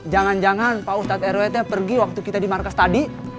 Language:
Indonesian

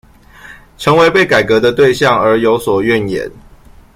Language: Chinese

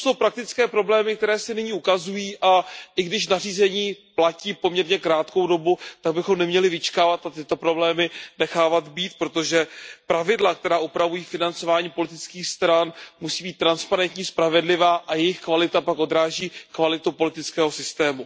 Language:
Czech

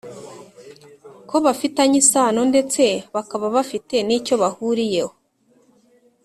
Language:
Kinyarwanda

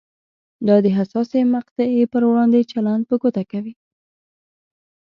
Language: Pashto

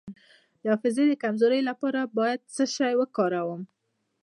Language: Pashto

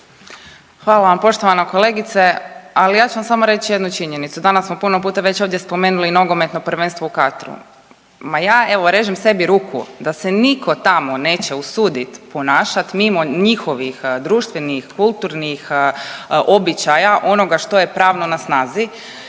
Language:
Croatian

